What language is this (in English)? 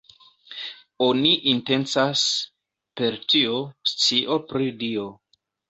Esperanto